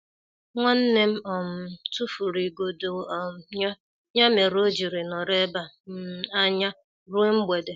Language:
Igbo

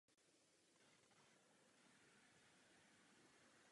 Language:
Czech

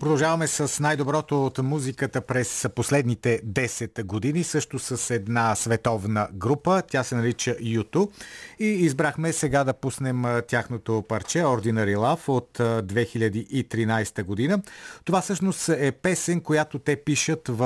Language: Bulgarian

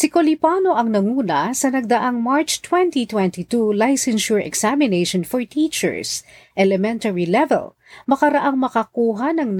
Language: Filipino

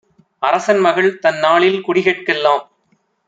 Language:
Tamil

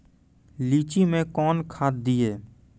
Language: Maithili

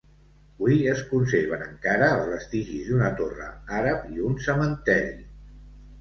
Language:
Catalan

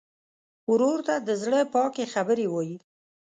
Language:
Pashto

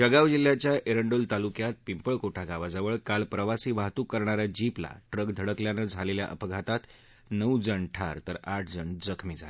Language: Marathi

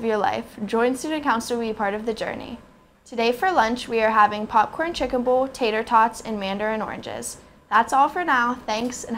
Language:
English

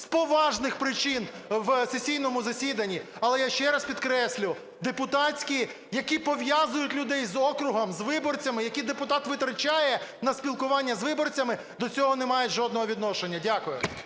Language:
Ukrainian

